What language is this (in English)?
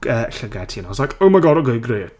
Welsh